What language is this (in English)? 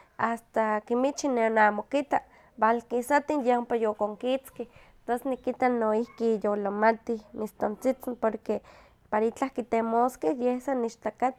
Huaxcaleca Nahuatl